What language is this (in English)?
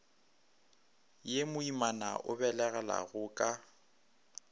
Northern Sotho